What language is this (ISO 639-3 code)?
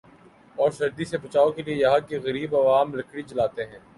urd